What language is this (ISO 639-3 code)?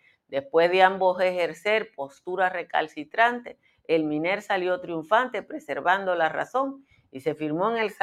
spa